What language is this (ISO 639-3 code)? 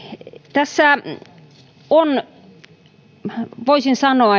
fin